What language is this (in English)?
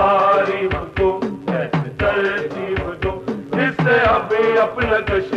Urdu